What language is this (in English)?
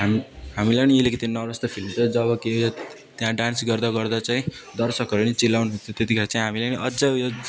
Nepali